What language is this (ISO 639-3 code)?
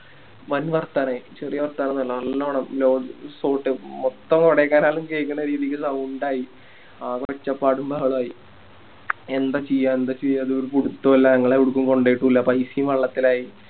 mal